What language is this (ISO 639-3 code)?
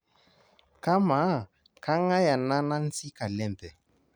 mas